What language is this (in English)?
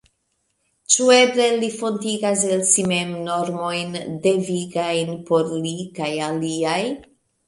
Esperanto